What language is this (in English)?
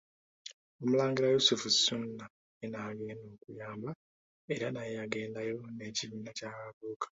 Ganda